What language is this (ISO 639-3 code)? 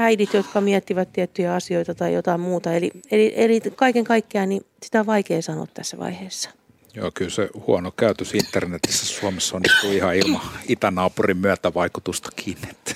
fin